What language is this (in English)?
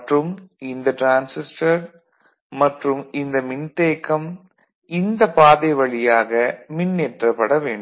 Tamil